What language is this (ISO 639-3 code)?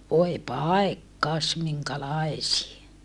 fin